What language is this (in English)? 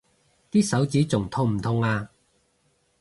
Cantonese